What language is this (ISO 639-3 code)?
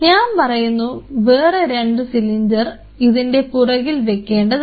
mal